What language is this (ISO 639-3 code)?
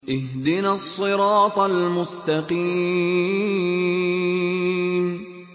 ara